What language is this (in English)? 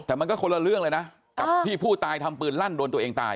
Thai